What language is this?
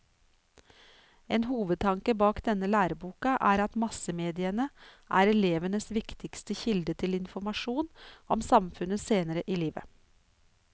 Norwegian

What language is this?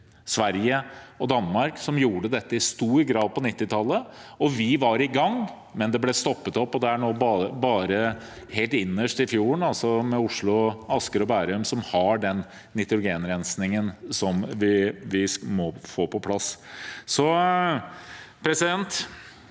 Norwegian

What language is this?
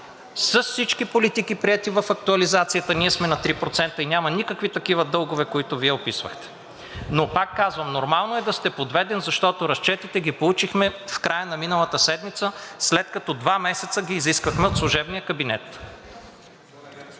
Bulgarian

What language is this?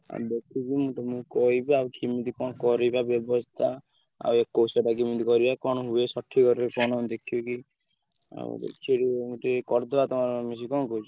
Odia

